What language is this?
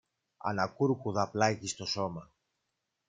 Greek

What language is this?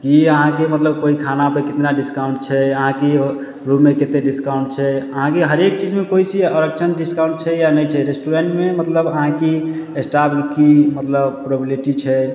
Maithili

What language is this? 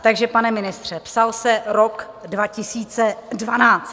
Czech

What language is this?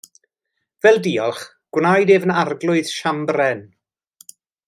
Welsh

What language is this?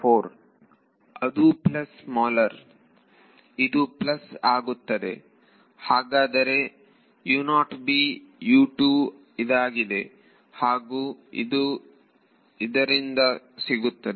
Kannada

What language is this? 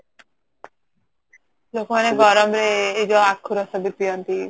Odia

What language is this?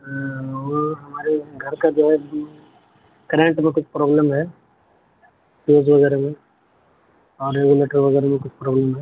Urdu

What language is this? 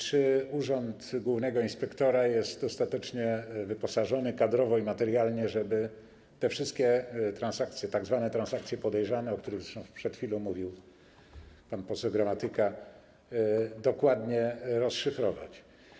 Polish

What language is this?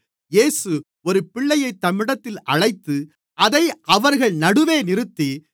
Tamil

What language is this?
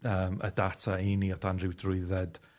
Welsh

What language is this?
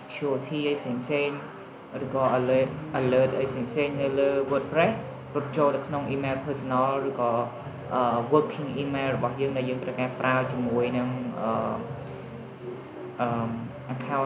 Vietnamese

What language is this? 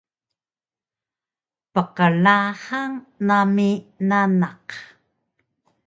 Taroko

